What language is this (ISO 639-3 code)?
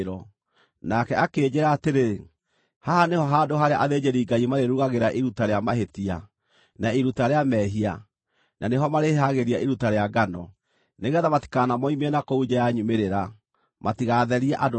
kik